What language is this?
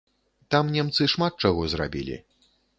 Belarusian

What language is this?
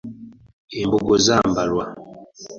Ganda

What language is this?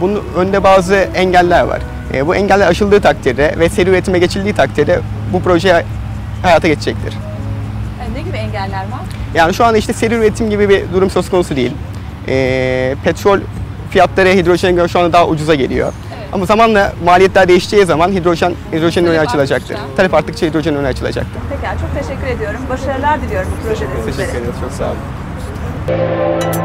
Turkish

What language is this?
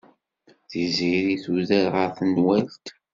Kabyle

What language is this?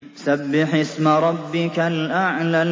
Arabic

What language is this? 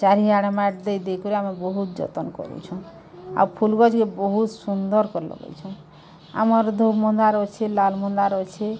Odia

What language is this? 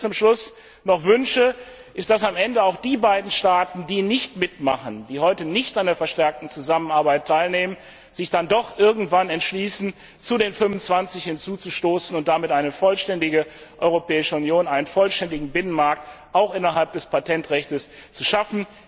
German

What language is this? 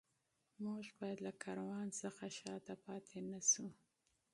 Pashto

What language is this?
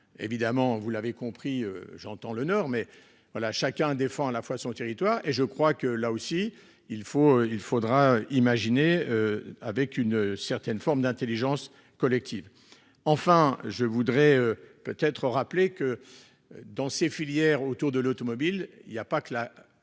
French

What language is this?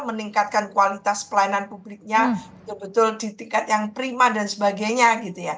Indonesian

